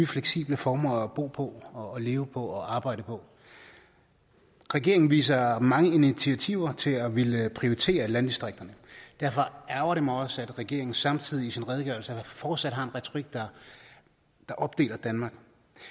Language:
Danish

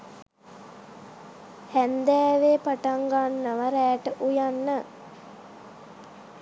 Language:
Sinhala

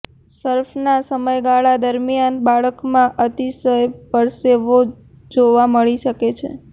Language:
Gujarati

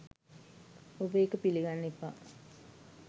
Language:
Sinhala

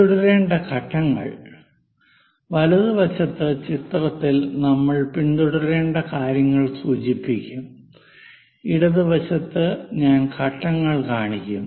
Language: Malayalam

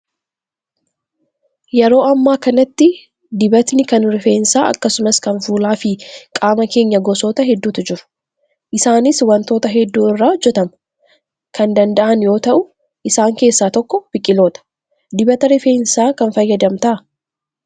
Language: Oromo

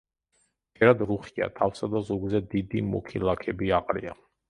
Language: Georgian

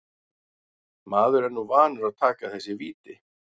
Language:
Icelandic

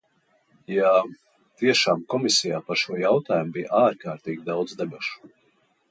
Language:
Latvian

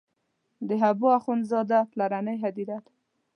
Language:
Pashto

